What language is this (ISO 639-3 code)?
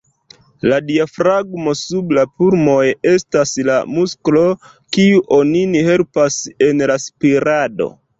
epo